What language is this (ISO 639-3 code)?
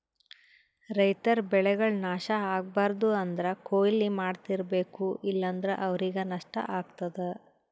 kan